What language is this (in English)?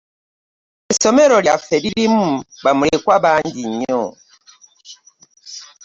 Ganda